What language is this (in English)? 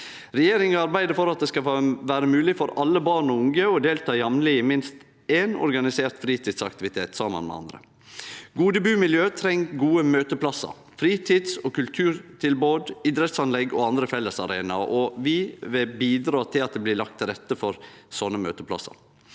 Norwegian